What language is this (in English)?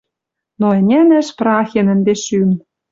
Western Mari